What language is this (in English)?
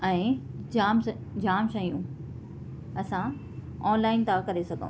Sindhi